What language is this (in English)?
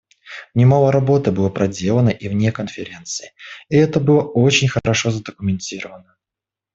Russian